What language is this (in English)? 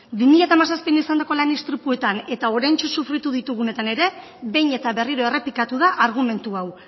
Basque